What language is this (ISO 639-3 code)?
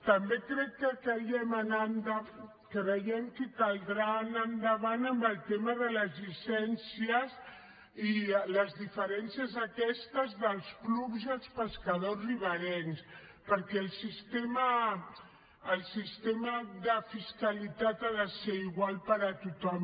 cat